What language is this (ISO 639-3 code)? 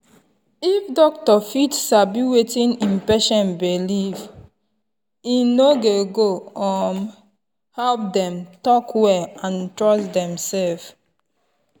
pcm